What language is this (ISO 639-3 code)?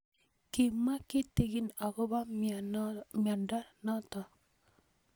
kln